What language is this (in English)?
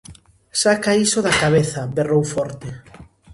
Galician